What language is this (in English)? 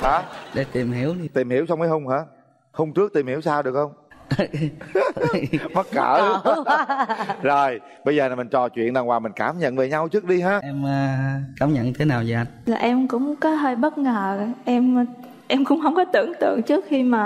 Vietnamese